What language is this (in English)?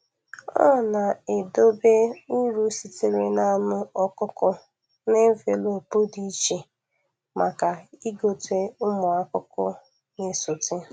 Igbo